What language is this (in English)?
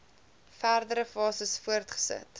Afrikaans